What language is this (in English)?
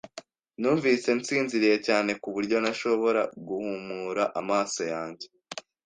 Kinyarwanda